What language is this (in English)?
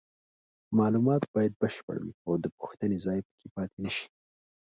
Pashto